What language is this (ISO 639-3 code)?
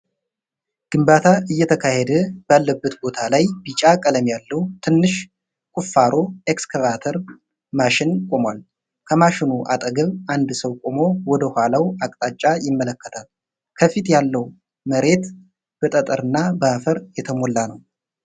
amh